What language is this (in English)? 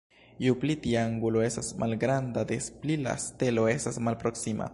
Esperanto